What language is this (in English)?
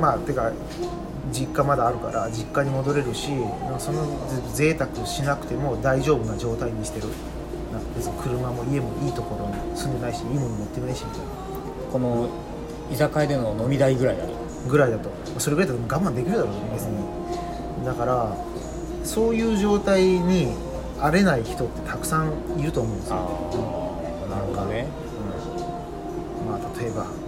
Japanese